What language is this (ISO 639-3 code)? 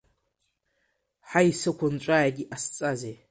abk